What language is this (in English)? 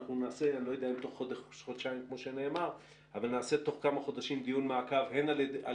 Hebrew